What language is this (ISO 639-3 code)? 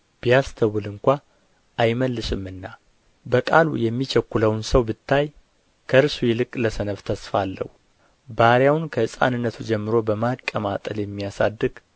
amh